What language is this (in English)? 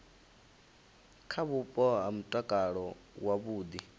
Venda